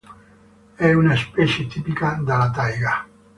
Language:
Italian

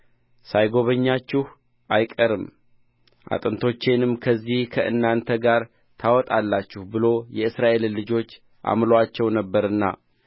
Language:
Amharic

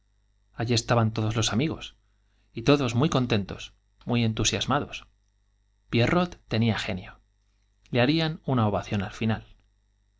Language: Spanish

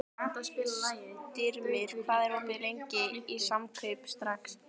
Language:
Icelandic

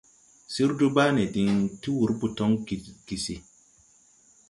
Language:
Tupuri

